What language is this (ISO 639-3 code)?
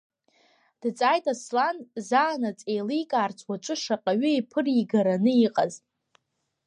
abk